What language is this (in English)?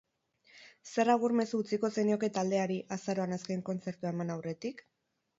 Basque